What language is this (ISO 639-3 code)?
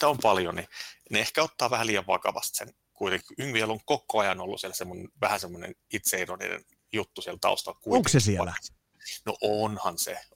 fin